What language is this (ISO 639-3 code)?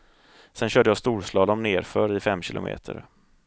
swe